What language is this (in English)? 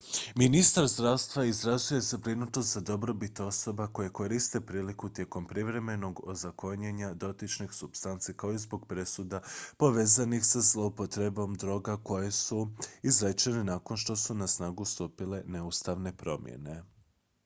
Croatian